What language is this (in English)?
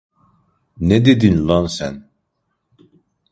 Turkish